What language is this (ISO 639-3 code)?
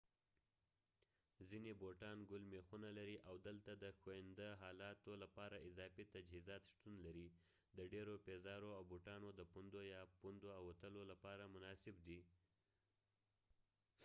pus